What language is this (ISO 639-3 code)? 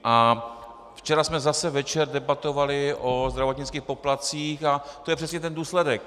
ces